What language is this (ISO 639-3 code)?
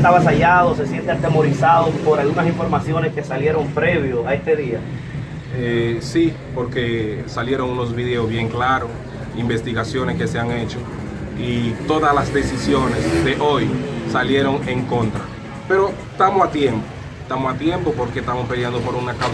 spa